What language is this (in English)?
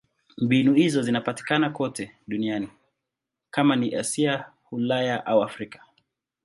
Swahili